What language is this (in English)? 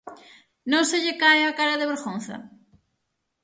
Galician